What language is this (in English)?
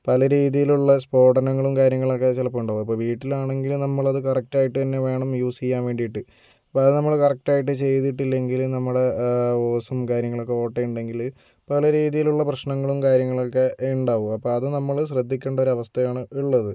Malayalam